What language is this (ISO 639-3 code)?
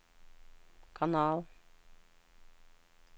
nor